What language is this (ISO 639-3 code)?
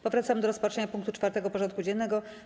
pol